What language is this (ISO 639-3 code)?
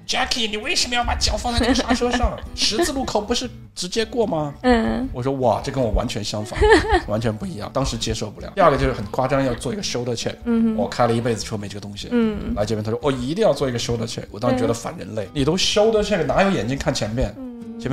zho